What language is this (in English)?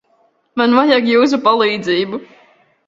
Latvian